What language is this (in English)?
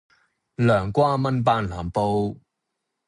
Cantonese